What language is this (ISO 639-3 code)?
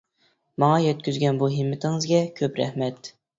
uig